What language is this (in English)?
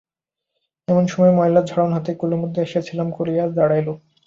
Bangla